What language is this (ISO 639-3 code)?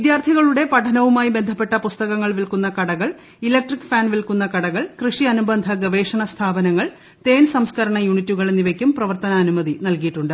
mal